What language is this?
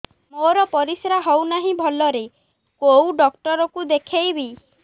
Odia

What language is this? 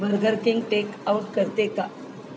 Marathi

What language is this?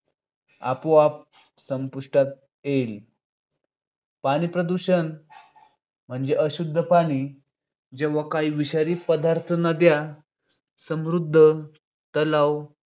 Marathi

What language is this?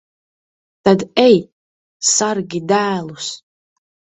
Latvian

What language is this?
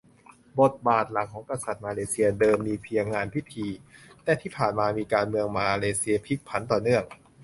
Thai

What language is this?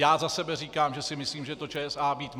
Czech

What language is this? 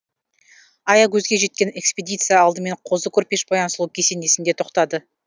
Kazakh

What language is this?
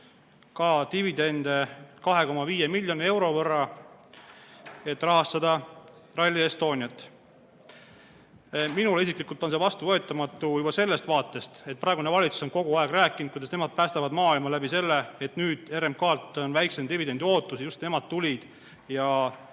Estonian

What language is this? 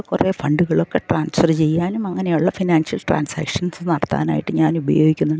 Malayalam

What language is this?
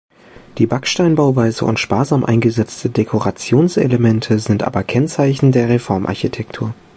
German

